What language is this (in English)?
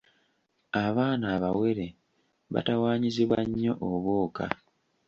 Ganda